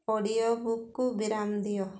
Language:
Odia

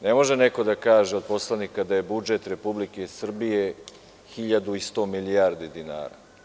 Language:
Serbian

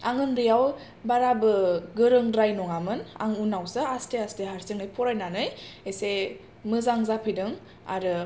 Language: Bodo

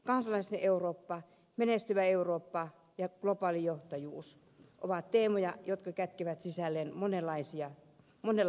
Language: Finnish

